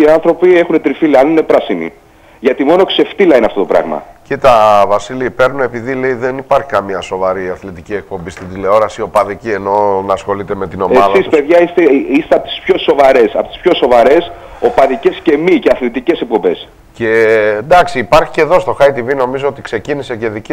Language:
Greek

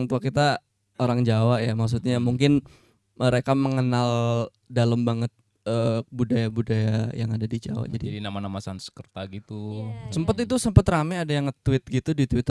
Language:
Indonesian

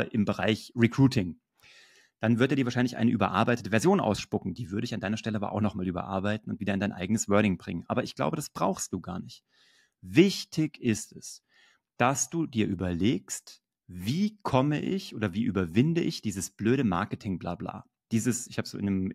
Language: German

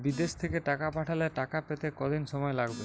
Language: Bangla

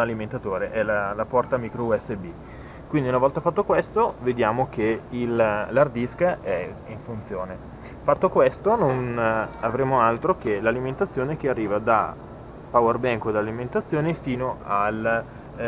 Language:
Italian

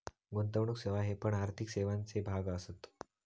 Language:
Marathi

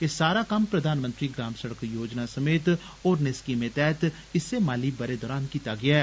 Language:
Dogri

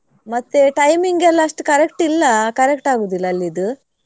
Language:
Kannada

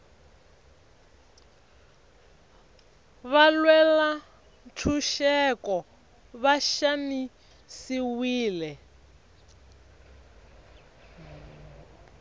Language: Tsonga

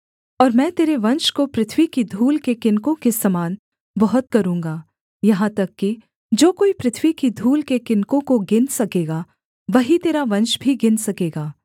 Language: Hindi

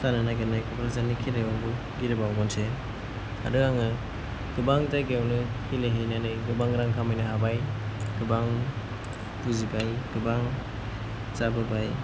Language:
Bodo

